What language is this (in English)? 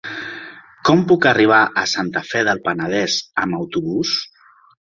Catalan